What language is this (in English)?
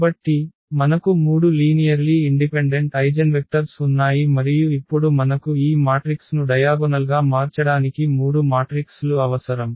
Telugu